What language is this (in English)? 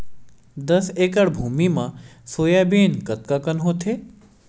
Chhattisgarhi